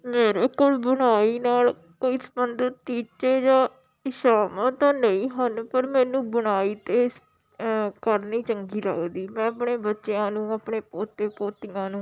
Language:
Punjabi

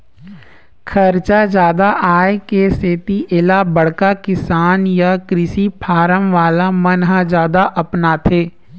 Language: Chhattisgarhi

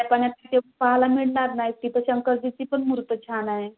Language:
Marathi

